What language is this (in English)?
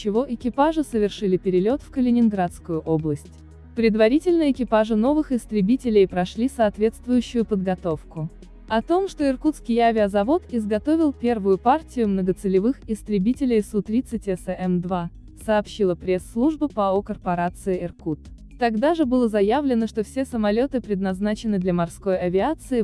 Russian